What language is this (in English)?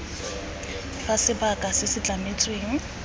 Tswana